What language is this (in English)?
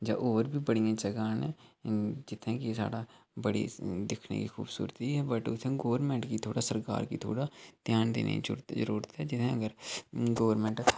Dogri